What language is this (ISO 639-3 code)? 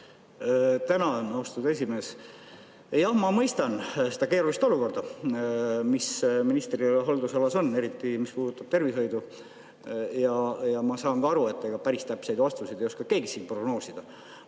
est